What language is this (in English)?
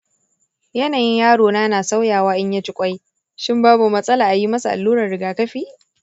Hausa